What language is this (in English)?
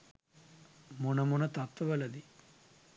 Sinhala